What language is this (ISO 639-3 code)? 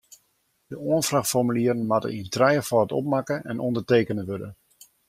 fry